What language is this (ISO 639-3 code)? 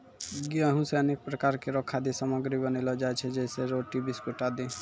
mai